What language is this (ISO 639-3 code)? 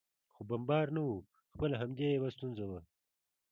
pus